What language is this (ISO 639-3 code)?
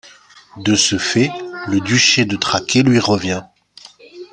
fra